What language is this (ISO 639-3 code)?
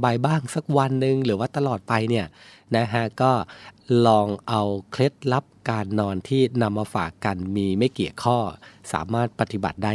tha